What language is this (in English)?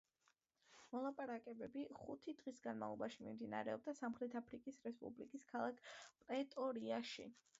Georgian